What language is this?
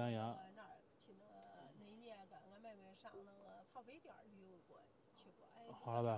Chinese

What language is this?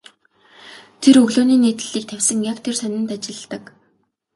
Mongolian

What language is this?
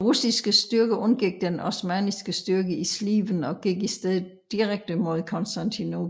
Danish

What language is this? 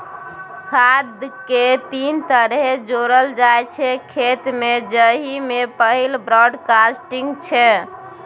Maithili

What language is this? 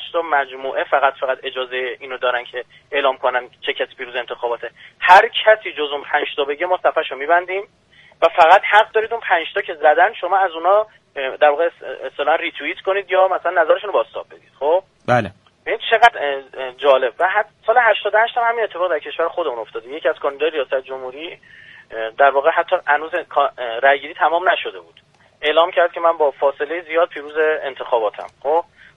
Persian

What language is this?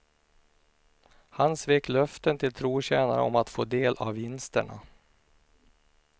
Swedish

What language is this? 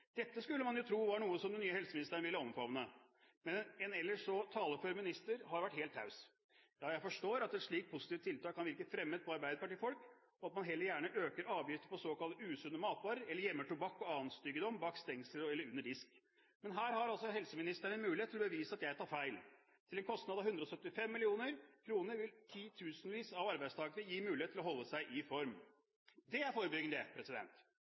Norwegian Bokmål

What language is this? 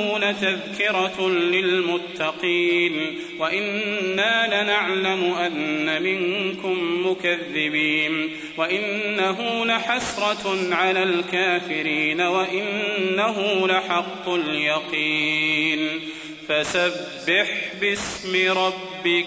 Arabic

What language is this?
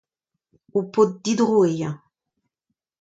Breton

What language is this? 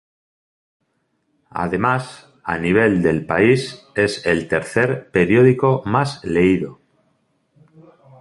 Spanish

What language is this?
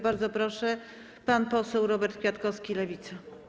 Polish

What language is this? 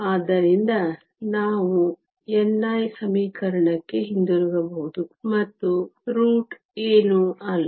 Kannada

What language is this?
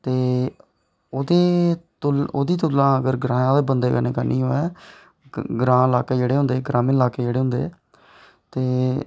Dogri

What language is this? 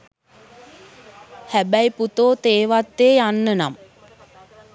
Sinhala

